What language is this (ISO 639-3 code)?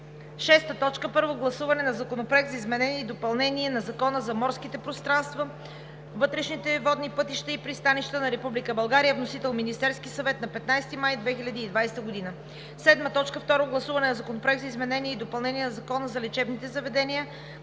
bul